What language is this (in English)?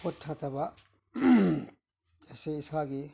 Manipuri